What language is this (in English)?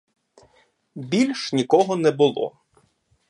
Ukrainian